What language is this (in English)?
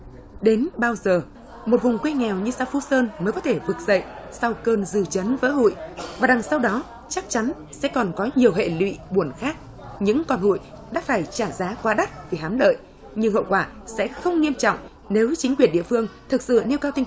Vietnamese